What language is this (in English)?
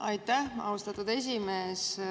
Estonian